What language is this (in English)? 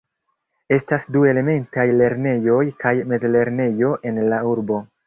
Esperanto